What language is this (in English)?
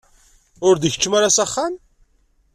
Kabyle